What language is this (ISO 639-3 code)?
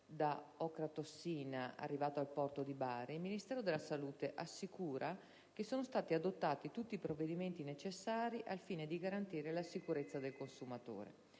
ita